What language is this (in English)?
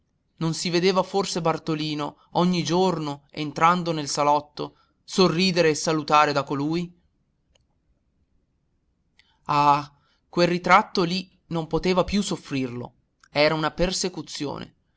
Italian